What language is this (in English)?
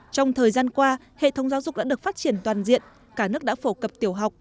Vietnamese